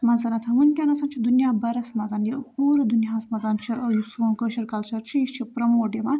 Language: Kashmiri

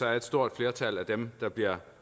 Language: Danish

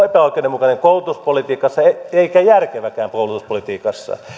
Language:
Finnish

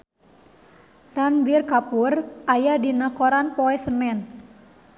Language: Sundanese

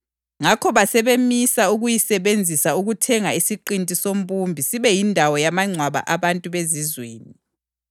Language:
North Ndebele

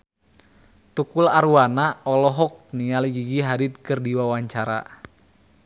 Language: Sundanese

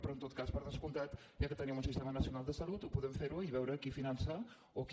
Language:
Catalan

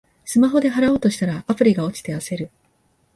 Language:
Japanese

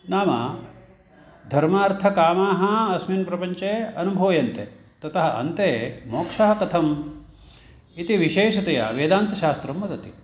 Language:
Sanskrit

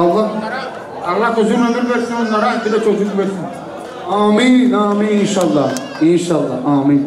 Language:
Turkish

